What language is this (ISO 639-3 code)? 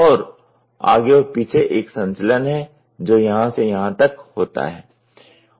hin